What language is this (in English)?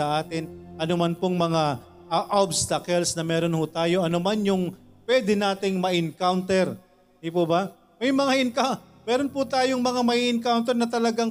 Filipino